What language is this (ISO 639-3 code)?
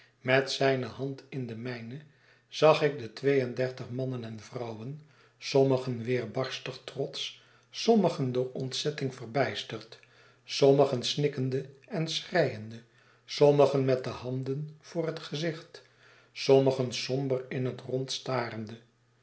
nld